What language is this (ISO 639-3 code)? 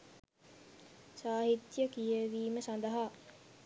sin